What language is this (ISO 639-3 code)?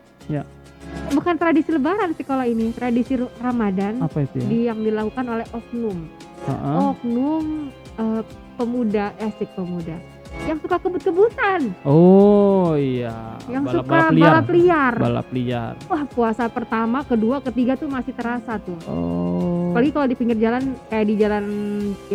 ind